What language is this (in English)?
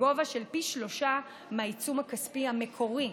Hebrew